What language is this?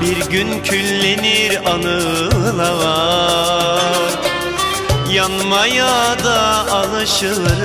Turkish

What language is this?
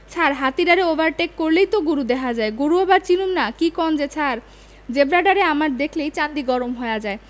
Bangla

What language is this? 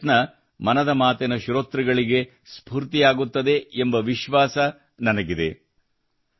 Kannada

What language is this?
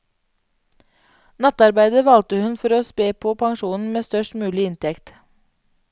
Norwegian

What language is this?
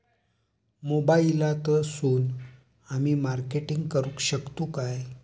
Marathi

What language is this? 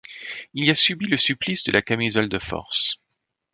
French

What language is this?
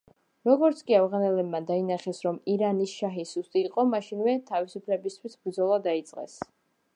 Georgian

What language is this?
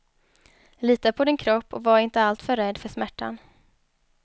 Swedish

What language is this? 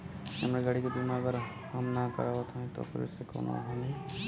Bhojpuri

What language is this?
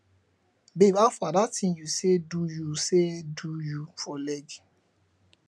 Nigerian Pidgin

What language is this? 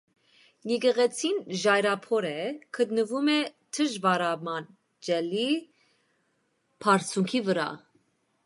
Armenian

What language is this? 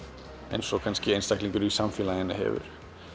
Icelandic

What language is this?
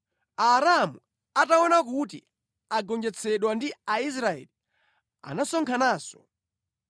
Nyanja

